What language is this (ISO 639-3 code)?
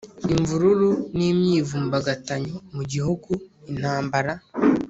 kin